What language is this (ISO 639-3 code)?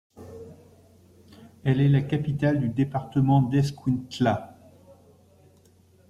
fra